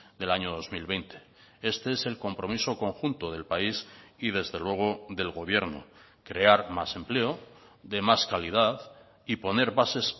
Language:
Spanish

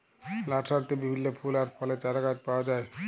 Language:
Bangla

